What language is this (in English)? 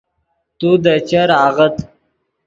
Yidgha